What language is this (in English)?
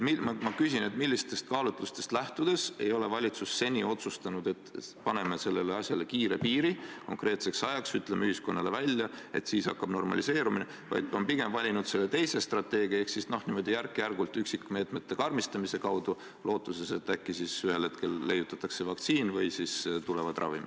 Estonian